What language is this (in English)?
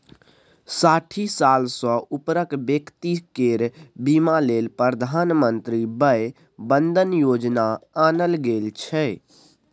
Maithili